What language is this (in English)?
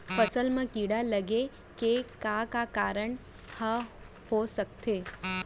Chhattisgarhi